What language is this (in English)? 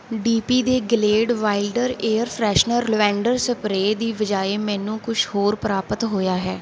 Punjabi